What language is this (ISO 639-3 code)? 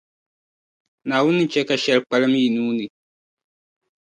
dag